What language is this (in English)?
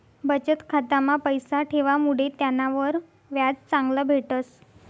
Marathi